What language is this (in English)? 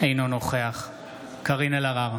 Hebrew